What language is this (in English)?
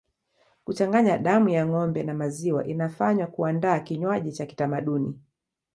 Swahili